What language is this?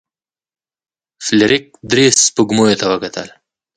Pashto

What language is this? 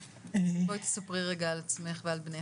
Hebrew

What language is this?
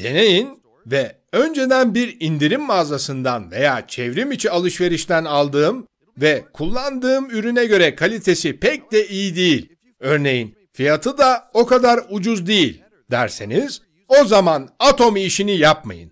Turkish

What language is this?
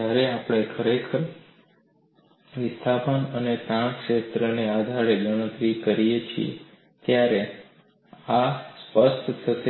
Gujarati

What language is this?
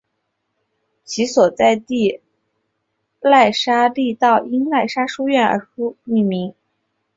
Chinese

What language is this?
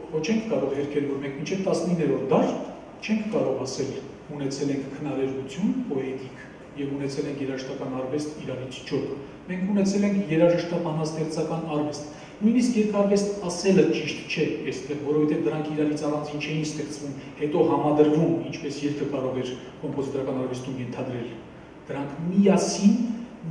Turkish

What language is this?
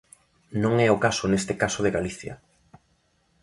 Galician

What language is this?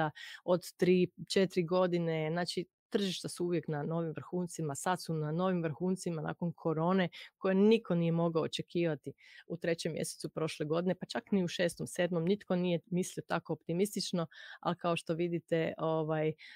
Croatian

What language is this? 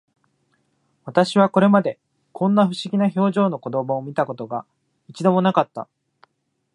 Japanese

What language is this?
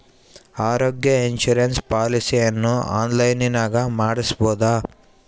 Kannada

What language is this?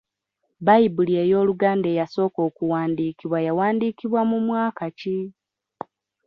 Ganda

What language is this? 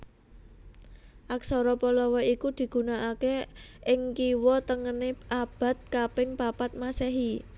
Javanese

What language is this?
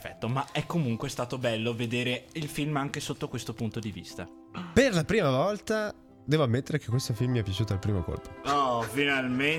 Italian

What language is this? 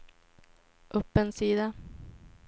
Swedish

